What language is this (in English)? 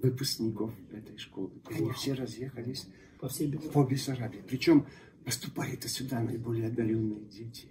Russian